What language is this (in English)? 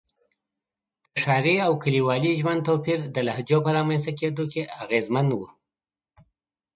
Pashto